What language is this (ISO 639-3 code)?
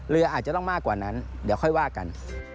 tha